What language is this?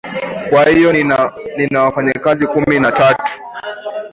Swahili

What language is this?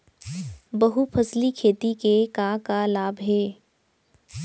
Chhattisgarhi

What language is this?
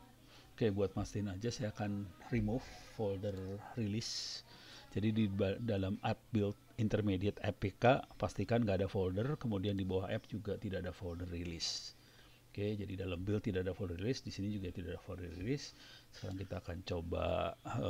Indonesian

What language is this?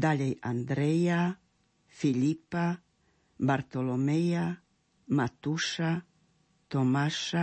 Slovak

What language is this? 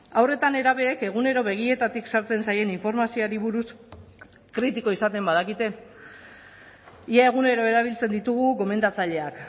Basque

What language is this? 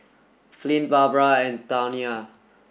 English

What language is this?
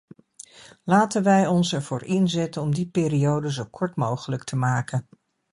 Dutch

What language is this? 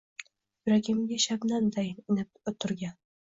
Uzbek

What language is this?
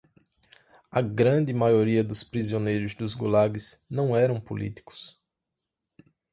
Portuguese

